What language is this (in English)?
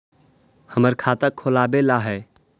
Magahi